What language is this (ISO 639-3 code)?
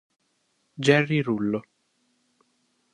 ita